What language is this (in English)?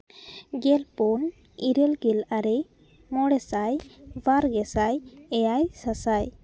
Santali